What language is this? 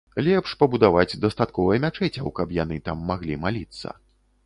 Belarusian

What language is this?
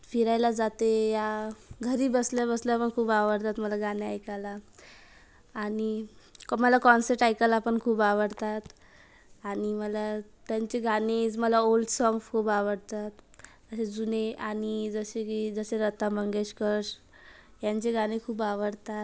Marathi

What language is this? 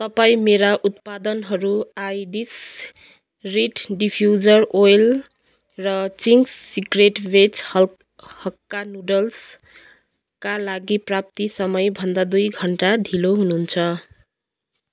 Nepali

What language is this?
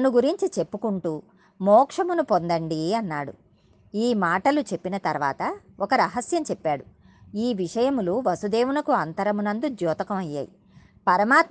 Telugu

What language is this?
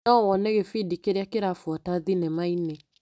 Kikuyu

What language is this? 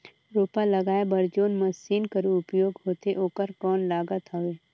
Chhattisgarhi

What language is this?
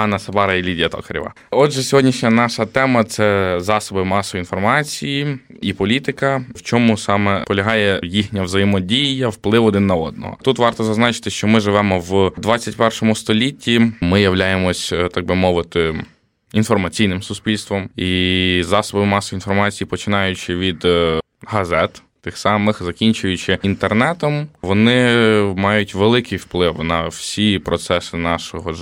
Ukrainian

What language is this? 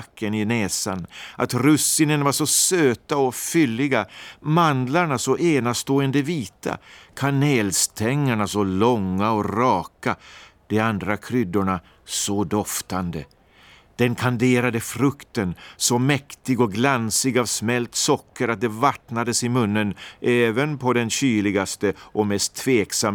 Swedish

